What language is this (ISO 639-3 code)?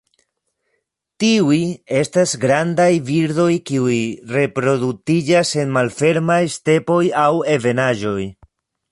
epo